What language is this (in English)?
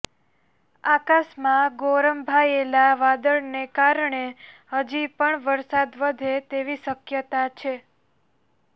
Gujarati